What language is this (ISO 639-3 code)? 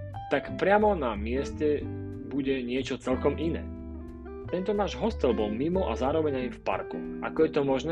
slk